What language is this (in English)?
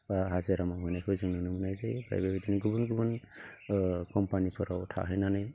Bodo